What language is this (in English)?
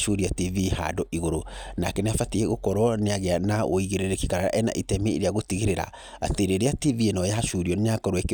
Kikuyu